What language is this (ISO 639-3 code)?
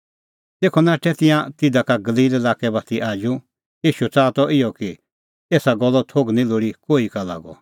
kfx